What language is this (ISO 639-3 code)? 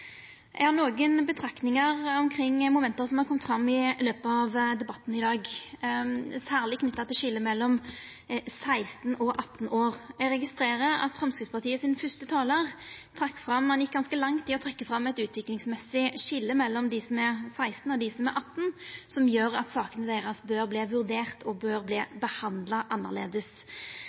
nno